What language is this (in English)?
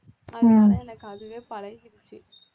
Tamil